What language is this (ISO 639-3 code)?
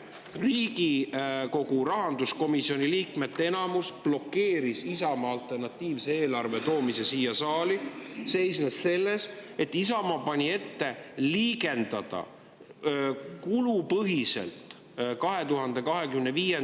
est